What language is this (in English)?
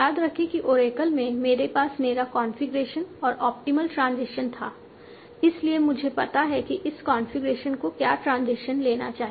Hindi